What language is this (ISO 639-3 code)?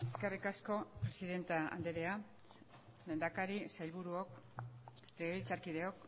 eus